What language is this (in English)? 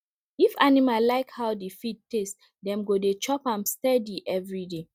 Nigerian Pidgin